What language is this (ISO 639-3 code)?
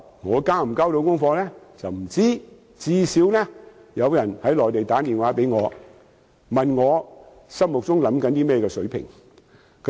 yue